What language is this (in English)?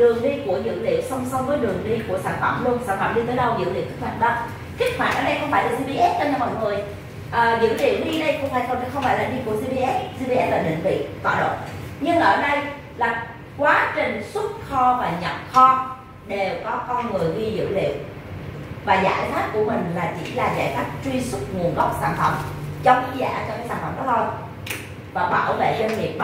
Vietnamese